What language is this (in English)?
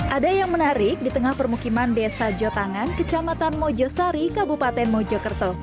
Indonesian